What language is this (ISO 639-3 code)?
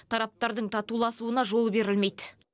kaz